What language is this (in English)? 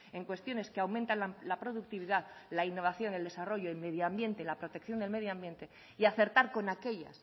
Spanish